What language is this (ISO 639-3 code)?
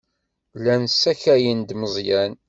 kab